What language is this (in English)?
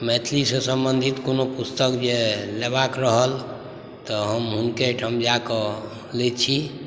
Maithili